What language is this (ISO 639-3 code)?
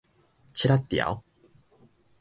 nan